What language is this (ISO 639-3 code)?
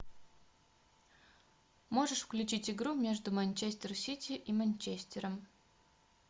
rus